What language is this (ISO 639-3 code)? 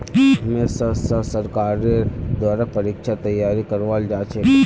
mag